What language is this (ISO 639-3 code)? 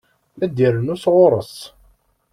kab